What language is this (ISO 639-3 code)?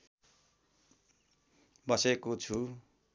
nep